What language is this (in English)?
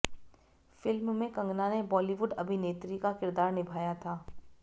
Hindi